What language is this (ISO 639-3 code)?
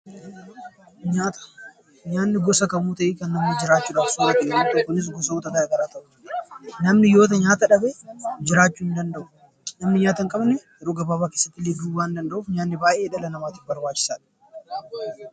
orm